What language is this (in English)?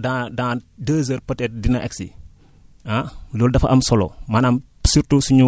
Wolof